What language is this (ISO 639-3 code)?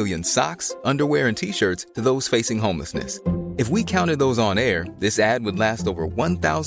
swe